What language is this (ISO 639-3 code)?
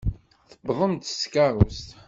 kab